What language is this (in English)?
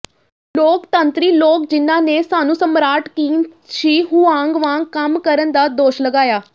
Punjabi